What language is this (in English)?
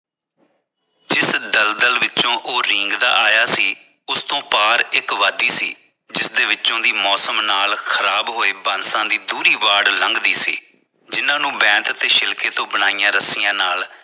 Punjabi